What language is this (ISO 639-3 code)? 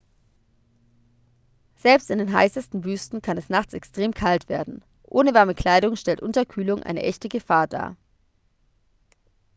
deu